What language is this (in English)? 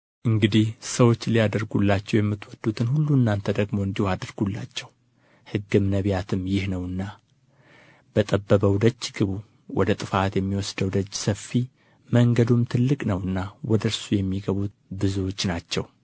Amharic